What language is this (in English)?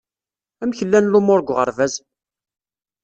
Kabyle